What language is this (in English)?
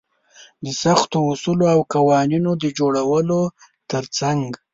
Pashto